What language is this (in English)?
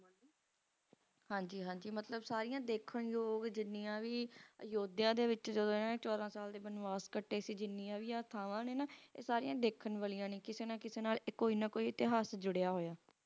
Punjabi